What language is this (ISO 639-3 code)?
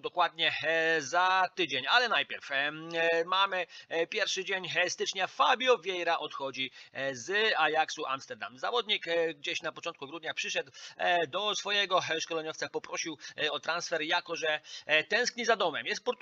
pol